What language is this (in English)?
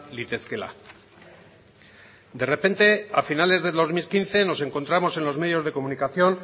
Spanish